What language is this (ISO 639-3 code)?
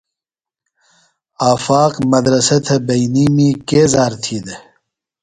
phl